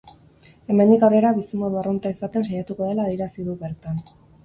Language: Basque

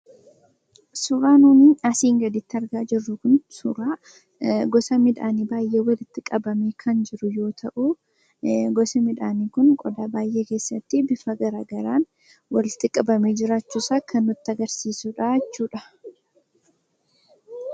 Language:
Oromo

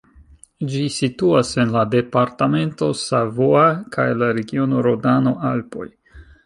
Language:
Esperanto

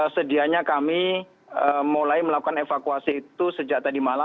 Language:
Indonesian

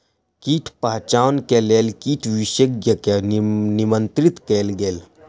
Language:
Maithili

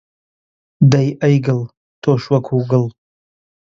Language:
Central Kurdish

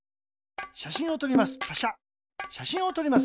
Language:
Japanese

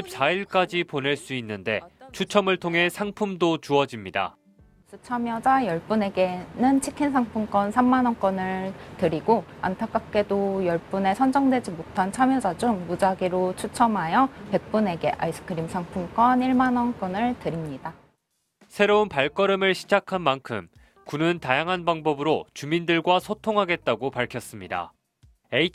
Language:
Korean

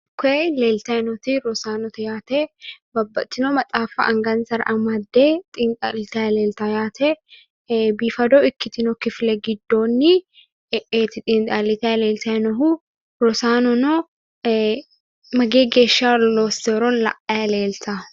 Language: Sidamo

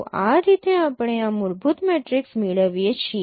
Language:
Gujarati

